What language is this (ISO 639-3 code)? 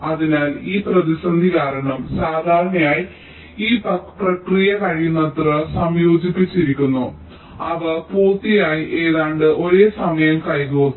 mal